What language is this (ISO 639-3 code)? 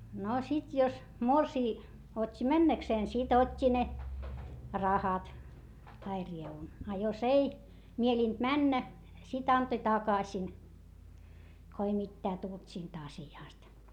fin